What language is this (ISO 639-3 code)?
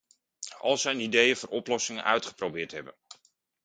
nld